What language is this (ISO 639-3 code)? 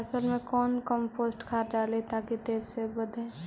mag